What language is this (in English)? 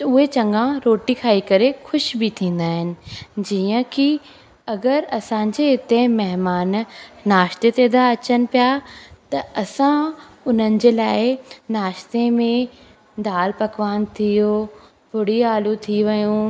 Sindhi